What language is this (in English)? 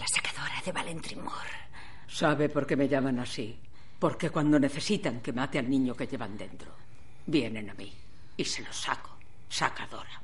Spanish